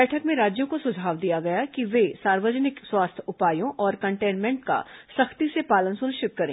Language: Hindi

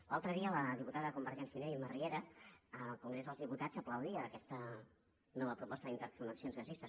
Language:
Catalan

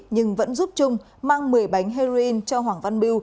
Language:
Vietnamese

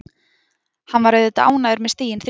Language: Icelandic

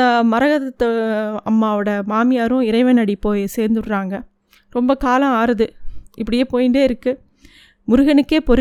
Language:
Tamil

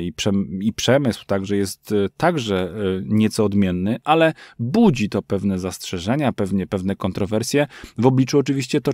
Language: Polish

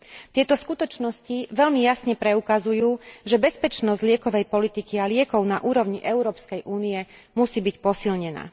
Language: Slovak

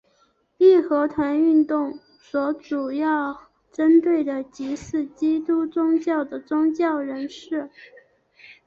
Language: Chinese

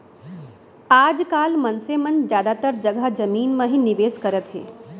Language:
Chhattisgarhi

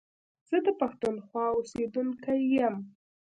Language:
Pashto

